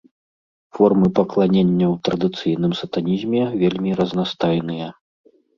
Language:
Belarusian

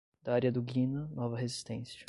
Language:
Portuguese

